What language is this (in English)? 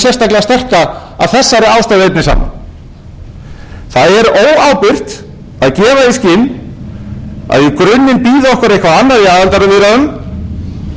Icelandic